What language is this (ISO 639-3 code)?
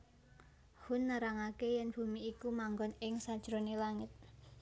jav